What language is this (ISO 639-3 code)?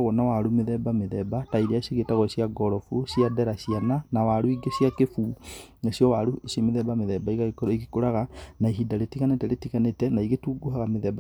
kik